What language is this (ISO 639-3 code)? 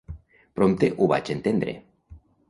cat